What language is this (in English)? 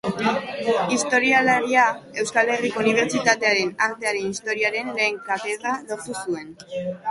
Basque